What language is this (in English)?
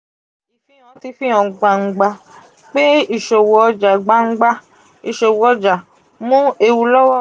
Yoruba